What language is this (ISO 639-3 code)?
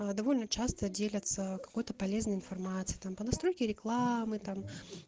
rus